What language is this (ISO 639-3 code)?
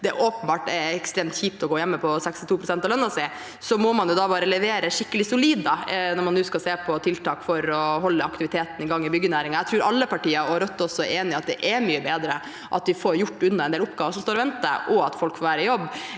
nor